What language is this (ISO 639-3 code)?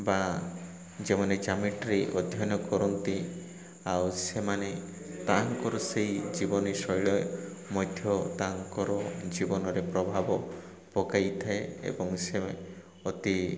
ori